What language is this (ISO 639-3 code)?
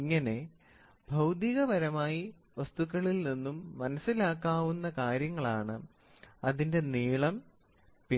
mal